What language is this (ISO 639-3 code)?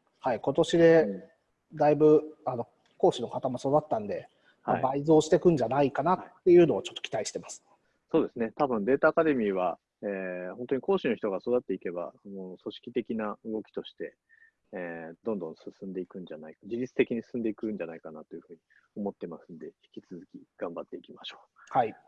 jpn